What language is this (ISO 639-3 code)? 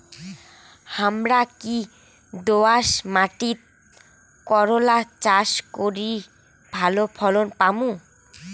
ben